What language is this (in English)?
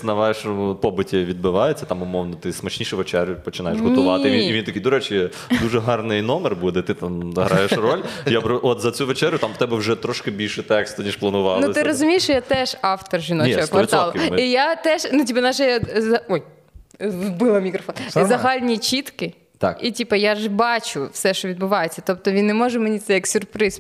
Ukrainian